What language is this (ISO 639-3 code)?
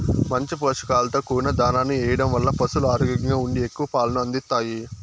tel